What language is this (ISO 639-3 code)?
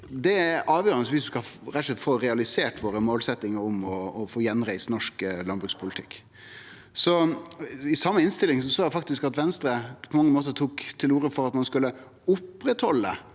nor